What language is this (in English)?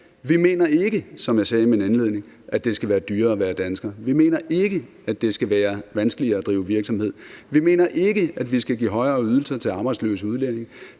Danish